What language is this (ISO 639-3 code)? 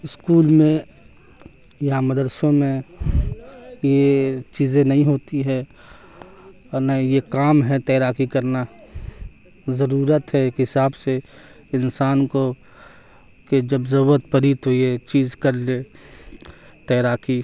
urd